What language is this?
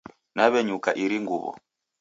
Taita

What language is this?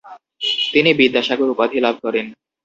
Bangla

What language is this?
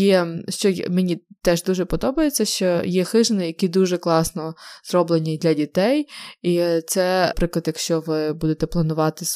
Ukrainian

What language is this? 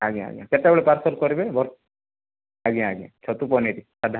Odia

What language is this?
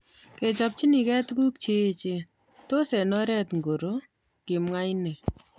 Kalenjin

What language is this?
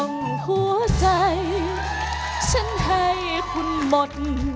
Thai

